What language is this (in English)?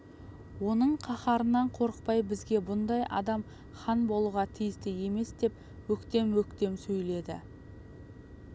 Kazakh